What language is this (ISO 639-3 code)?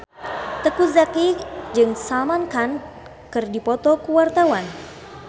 sun